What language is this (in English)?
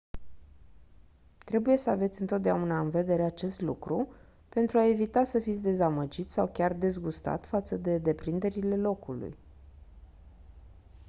Romanian